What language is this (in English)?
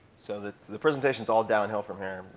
English